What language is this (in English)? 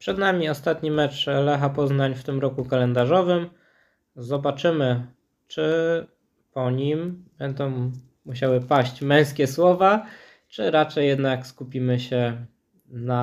Polish